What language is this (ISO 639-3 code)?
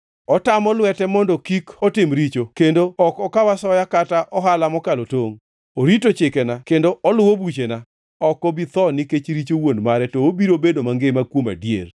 luo